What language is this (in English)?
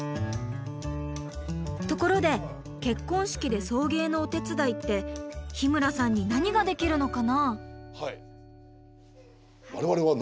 Japanese